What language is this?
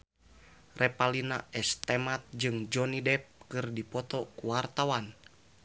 Sundanese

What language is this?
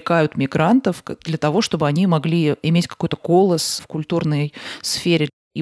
Russian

